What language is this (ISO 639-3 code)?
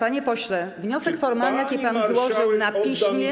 pol